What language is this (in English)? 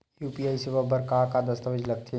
Chhattisgarhi